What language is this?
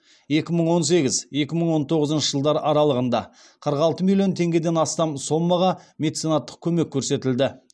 Kazakh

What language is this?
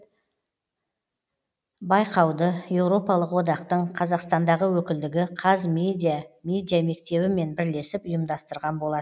Kazakh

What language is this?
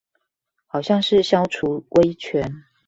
Chinese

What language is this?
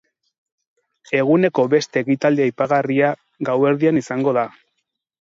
Basque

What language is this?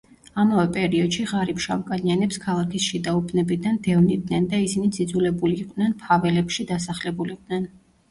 Georgian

